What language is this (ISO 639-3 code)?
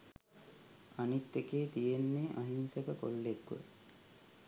sin